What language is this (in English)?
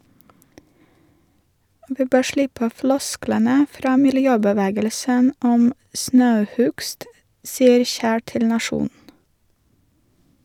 Norwegian